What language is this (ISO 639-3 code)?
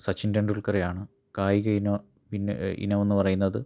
mal